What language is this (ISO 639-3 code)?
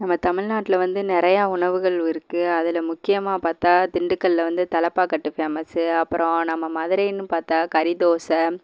tam